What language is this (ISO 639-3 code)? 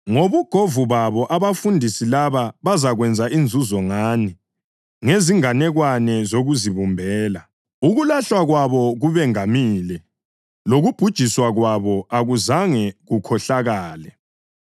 nde